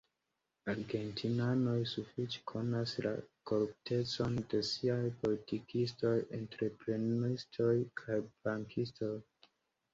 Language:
Esperanto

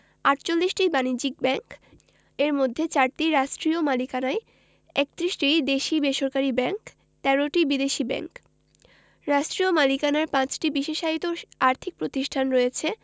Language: Bangla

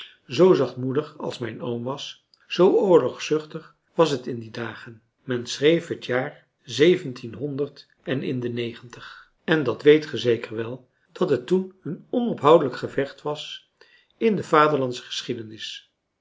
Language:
Dutch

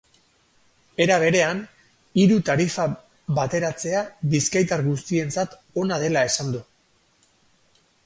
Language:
Basque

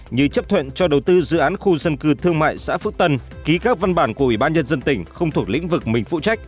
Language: Vietnamese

